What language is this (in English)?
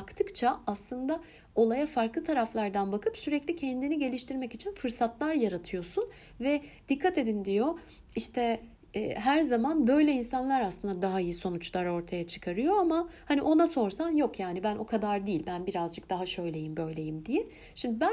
Turkish